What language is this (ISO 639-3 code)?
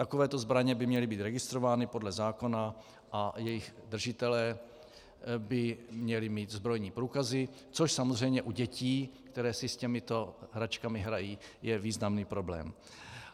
ces